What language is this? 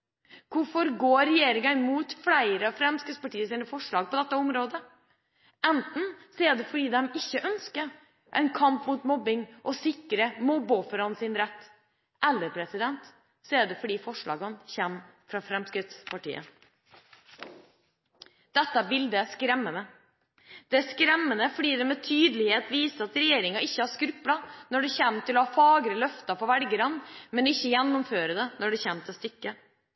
Norwegian Bokmål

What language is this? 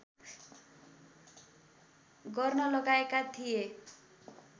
Nepali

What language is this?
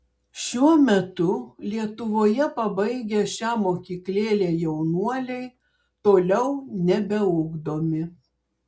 Lithuanian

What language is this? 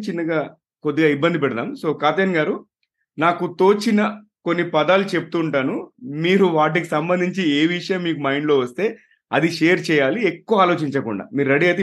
Telugu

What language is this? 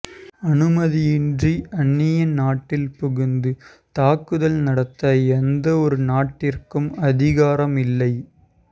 Tamil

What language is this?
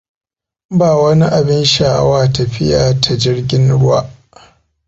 Hausa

